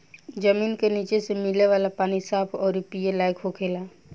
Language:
Bhojpuri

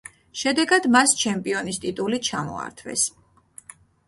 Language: Georgian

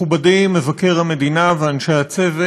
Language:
Hebrew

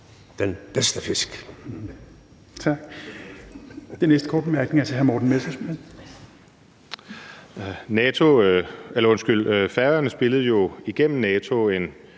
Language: Danish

